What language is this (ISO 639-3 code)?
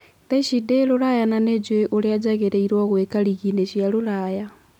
kik